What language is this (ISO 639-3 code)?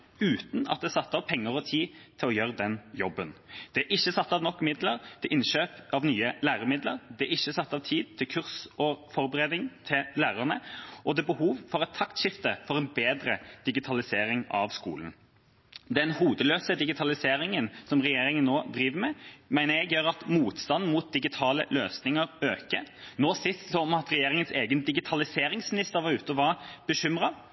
nob